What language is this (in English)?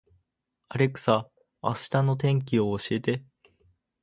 Japanese